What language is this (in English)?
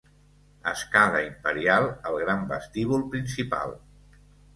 Catalan